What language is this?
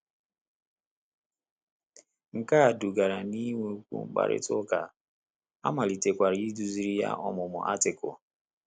Igbo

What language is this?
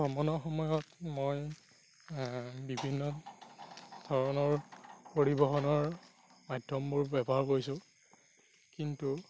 Assamese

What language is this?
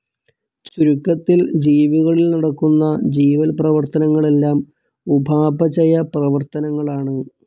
Malayalam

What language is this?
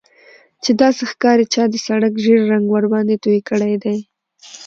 Pashto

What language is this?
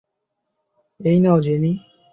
Bangla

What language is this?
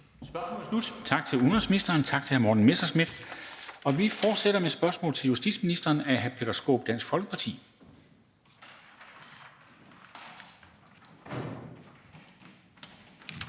Danish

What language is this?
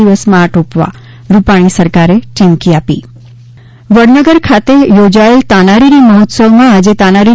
Gujarati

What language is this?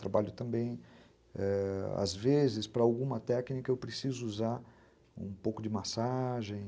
Portuguese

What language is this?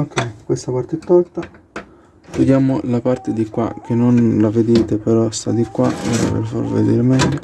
Italian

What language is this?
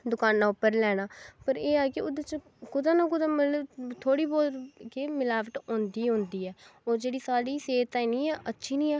Dogri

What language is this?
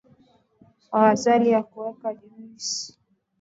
Swahili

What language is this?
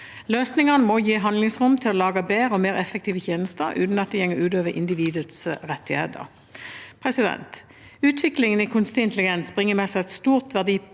Norwegian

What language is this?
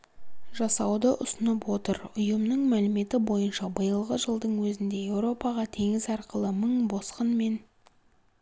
Kazakh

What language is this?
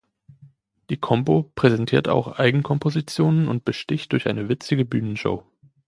German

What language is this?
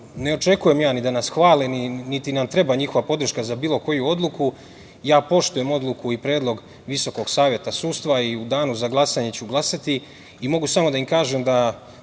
Serbian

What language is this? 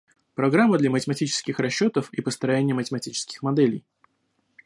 Russian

